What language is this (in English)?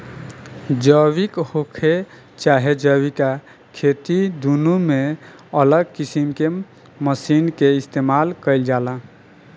Bhojpuri